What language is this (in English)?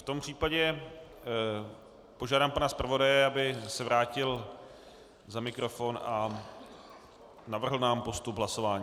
Czech